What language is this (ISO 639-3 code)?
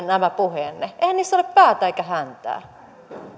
fin